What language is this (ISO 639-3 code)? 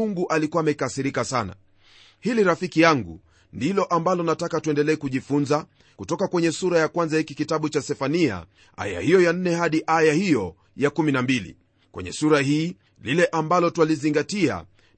swa